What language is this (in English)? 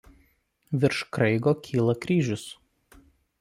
Lithuanian